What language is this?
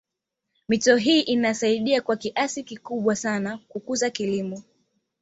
Swahili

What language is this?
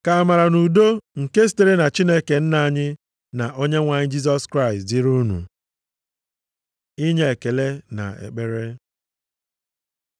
Igbo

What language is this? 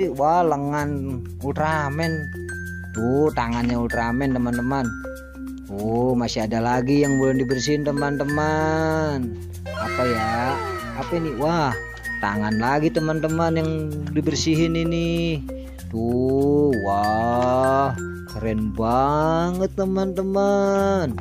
Indonesian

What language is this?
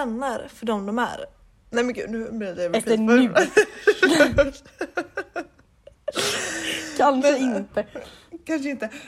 Swedish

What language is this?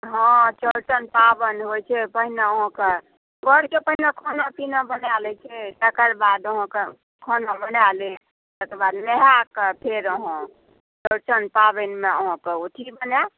Maithili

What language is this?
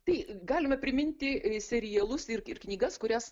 Lithuanian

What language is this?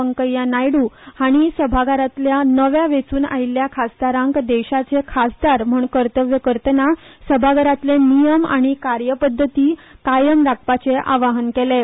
Konkani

